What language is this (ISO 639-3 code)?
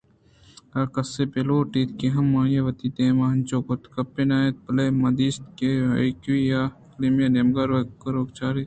bgp